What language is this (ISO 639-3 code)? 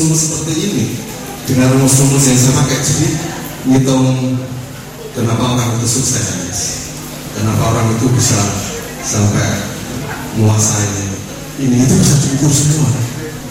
ind